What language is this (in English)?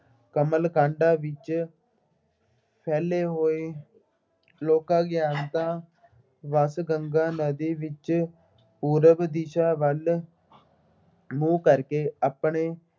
Punjabi